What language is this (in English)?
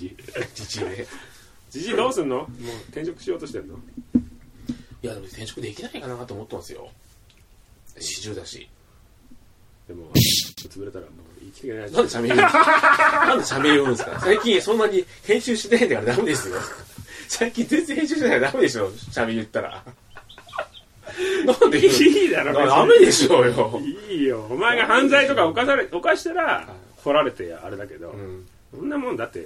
Japanese